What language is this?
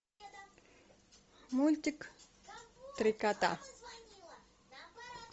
Russian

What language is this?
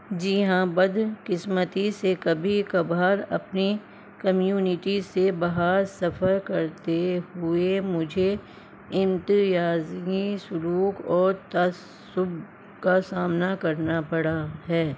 Urdu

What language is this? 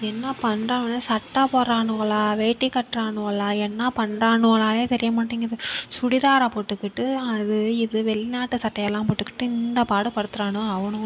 Tamil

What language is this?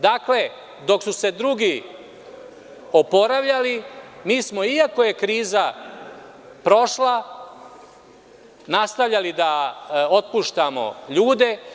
Serbian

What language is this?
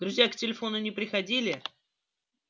Russian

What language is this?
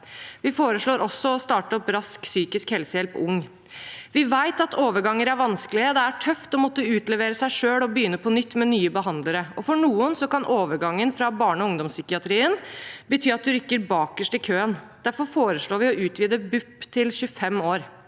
Norwegian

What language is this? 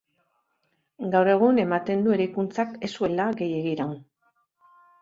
Basque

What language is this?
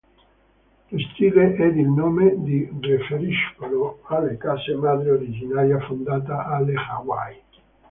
Italian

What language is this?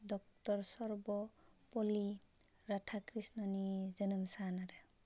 Bodo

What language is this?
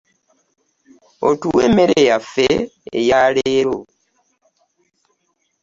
Ganda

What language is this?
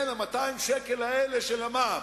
Hebrew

